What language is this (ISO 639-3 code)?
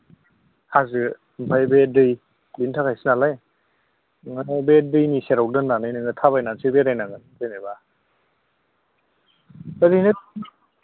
brx